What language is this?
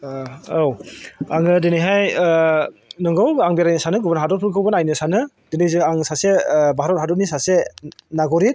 Bodo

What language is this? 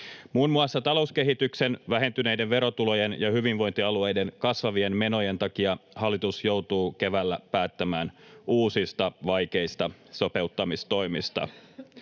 Finnish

